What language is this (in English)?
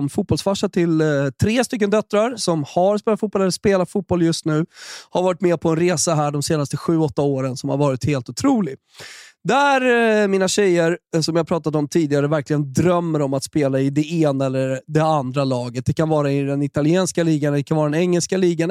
Swedish